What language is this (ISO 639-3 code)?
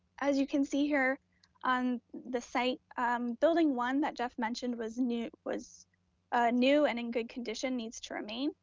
eng